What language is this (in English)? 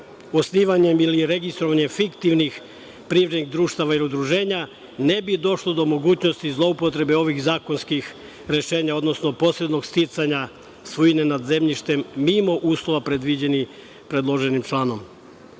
Serbian